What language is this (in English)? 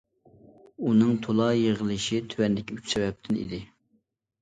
Uyghur